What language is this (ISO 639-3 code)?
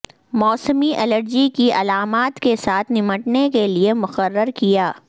urd